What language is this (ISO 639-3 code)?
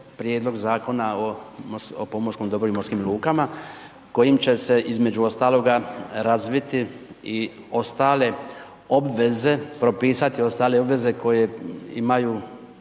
hrv